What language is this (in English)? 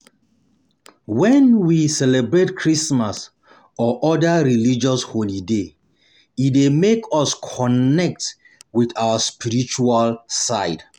Nigerian Pidgin